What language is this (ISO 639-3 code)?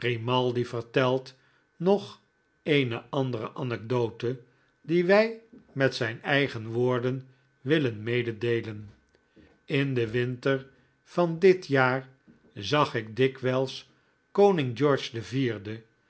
nld